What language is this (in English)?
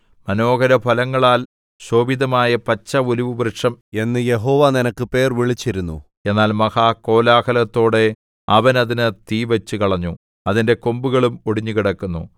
Malayalam